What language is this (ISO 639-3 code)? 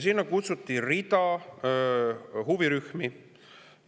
est